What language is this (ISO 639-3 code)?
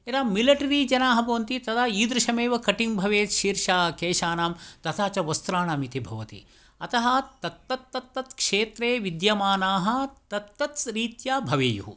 san